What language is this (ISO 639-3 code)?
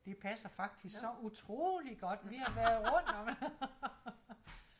dan